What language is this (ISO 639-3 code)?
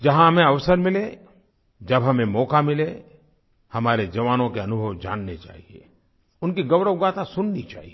hin